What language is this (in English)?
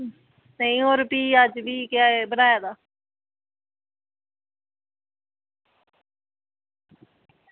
Dogri